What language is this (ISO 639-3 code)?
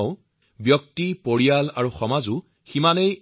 asm